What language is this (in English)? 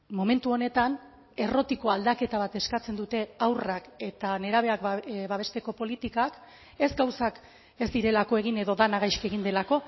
Basque